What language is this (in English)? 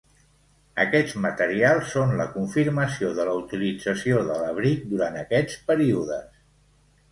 Catalan